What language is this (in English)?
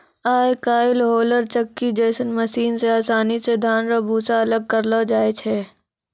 Maithili